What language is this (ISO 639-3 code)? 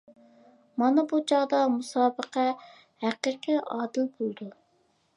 uig